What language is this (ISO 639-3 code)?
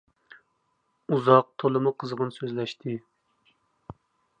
uig